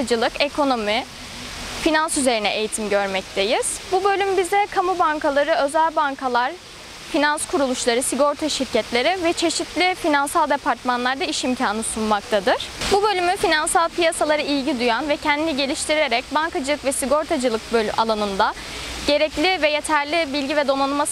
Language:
Turkish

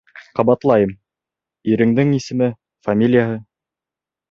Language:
Bashkir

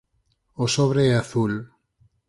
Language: Galician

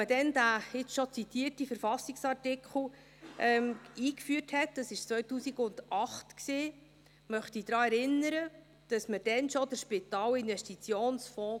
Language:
Swiss German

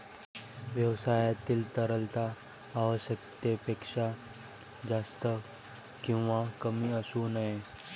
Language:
Marathi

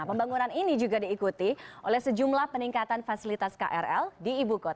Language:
Indonesian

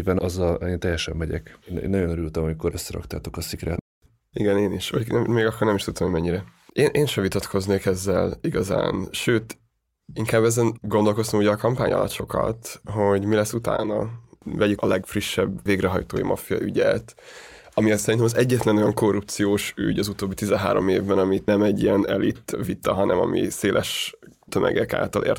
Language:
Hungarian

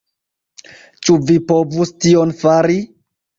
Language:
Esperanto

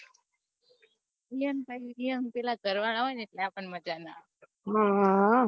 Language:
Gujarati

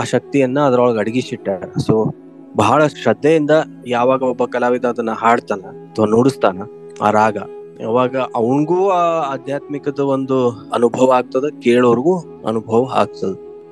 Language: Kannada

